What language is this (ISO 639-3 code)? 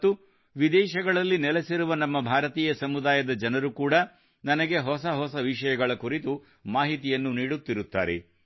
kan